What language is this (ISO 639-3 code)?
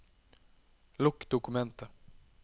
nor